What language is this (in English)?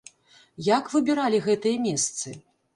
Belarusian